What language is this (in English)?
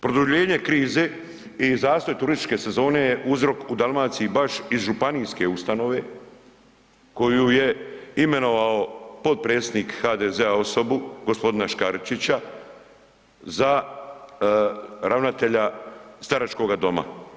Croatian